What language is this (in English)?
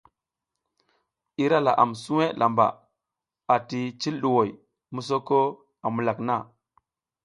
South Giziga